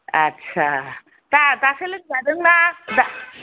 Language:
Bodo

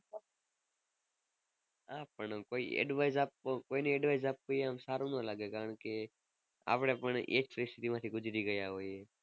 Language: Gujarati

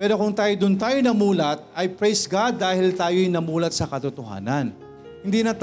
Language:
Filipino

